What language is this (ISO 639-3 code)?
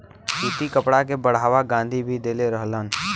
bho